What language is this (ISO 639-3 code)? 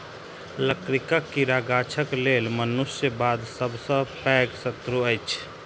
mai